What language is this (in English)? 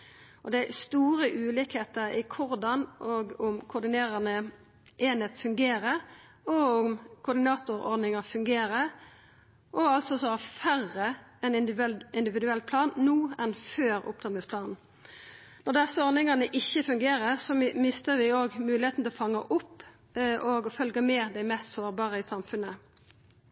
Norwegian Nynorsk